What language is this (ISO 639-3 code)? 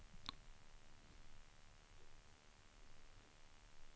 swe